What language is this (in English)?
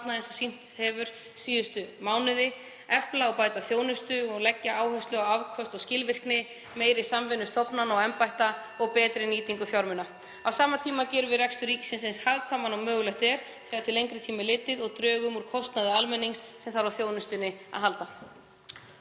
Icelandic